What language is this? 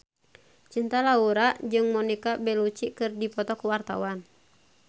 Sundanese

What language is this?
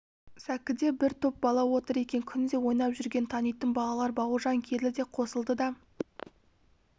Kazakh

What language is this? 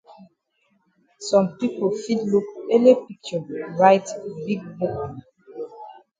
Cameroon Pidgin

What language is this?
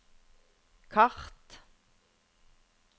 Norwegian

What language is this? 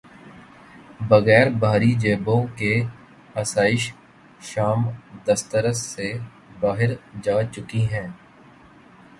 Urdu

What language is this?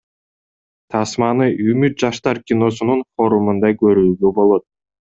Kyrgyz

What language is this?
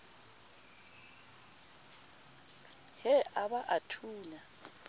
Southern Sotho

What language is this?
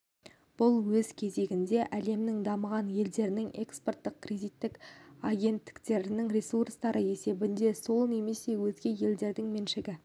Kazakh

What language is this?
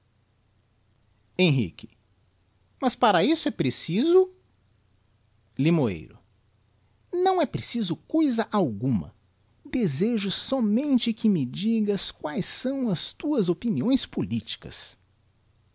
Portuguese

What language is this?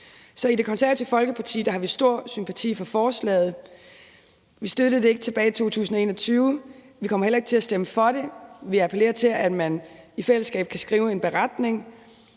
Danish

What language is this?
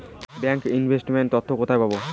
Bangla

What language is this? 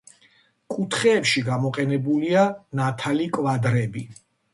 Georgian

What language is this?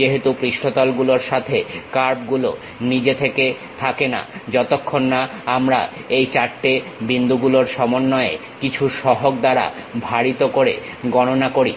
Bangla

